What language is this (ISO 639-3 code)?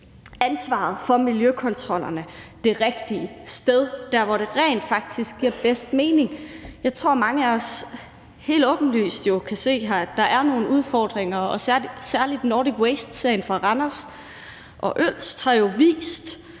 dan